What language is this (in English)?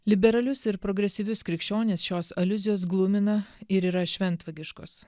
Lithuanian